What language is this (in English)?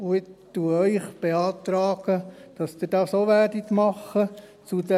Swiss German